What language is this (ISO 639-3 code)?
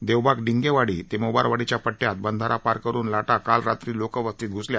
mar